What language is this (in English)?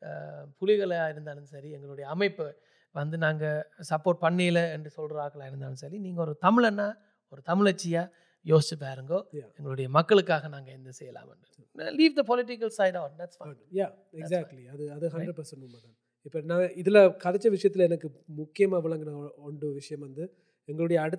Tamil